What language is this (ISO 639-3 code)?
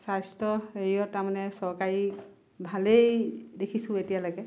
asm